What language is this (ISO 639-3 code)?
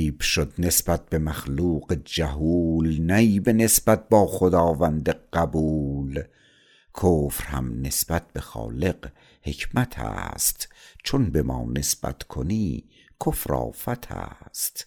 fas